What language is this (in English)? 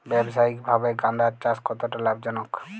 Bangla